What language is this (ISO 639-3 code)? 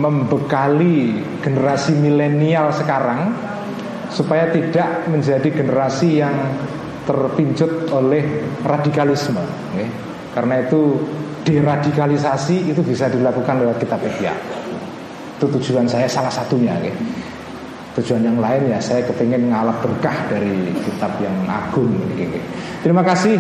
ind